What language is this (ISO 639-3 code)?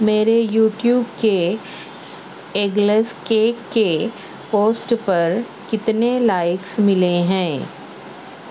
urd